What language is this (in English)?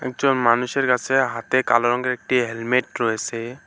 Bangla